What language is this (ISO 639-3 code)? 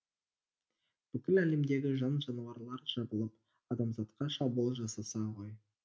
kaz